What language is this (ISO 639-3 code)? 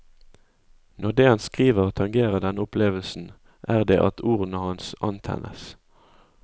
nor